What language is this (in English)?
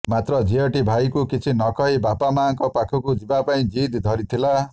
Odia